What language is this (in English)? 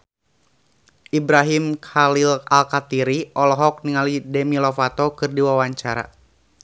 Sundanese